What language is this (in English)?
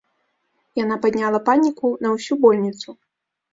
Belarusian